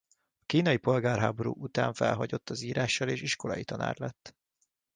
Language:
Hungarian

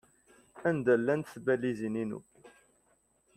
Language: Kabyle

